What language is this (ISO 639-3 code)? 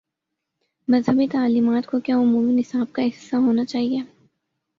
urd